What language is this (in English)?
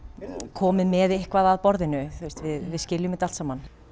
Icelandic